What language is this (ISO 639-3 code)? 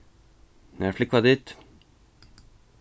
fao